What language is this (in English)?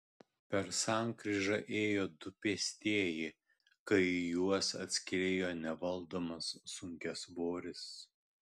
Lithuanian